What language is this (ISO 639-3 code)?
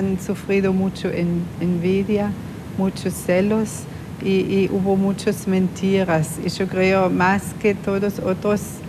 spa